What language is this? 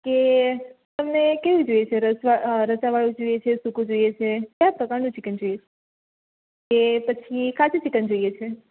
Gujarati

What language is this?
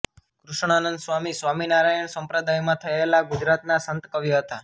Gujarati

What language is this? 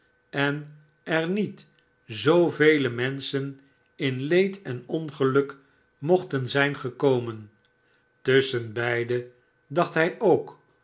Dutch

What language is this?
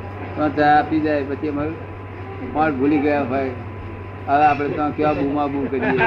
Gujarati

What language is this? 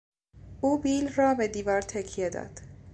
Persian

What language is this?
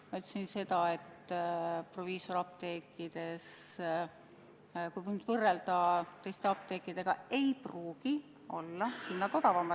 Estonian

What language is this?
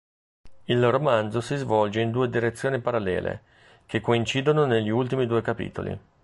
Italian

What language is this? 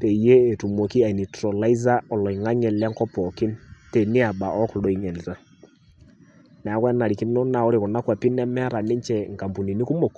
Masai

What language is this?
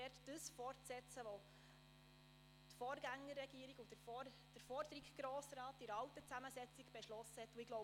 Swiss German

